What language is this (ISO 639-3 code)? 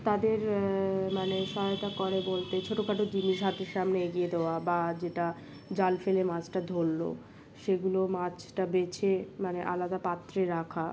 ben